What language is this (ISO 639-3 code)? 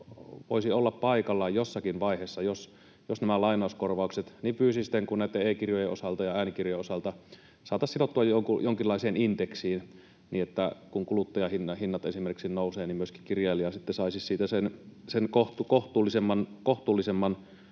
fin